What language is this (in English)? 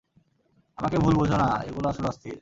Bangla